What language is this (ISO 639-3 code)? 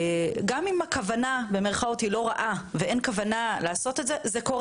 heb